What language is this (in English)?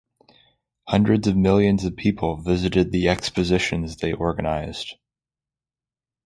English